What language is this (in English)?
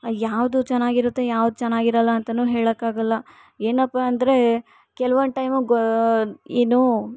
Kannada